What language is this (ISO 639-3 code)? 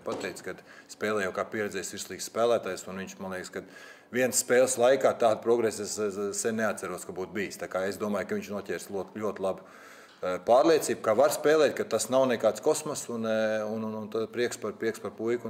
lav